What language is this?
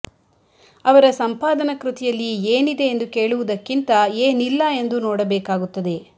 Kannada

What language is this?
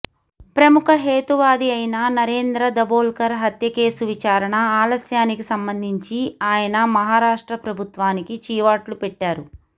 Telugu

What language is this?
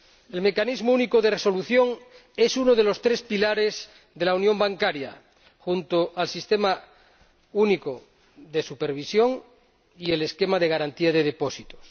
Spanish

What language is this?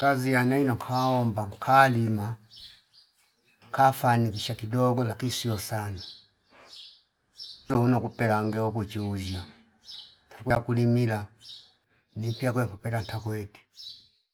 Fipa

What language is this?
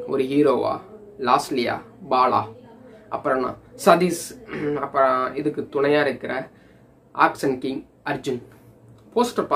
Romanian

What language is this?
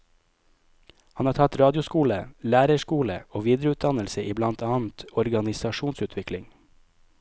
Norwegian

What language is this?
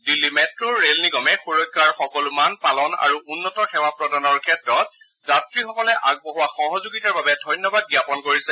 Assamese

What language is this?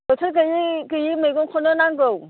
Bodo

